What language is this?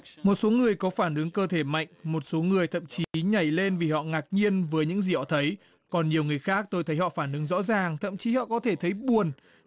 Vietnamese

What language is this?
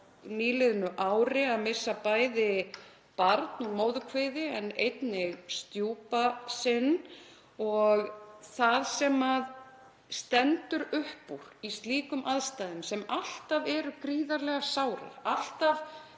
Icelandic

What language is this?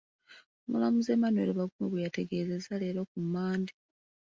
Ganda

